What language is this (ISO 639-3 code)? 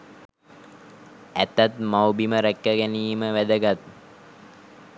sin